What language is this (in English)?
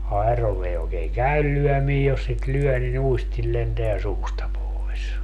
Finnish